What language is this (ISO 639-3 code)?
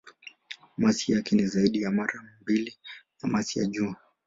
swa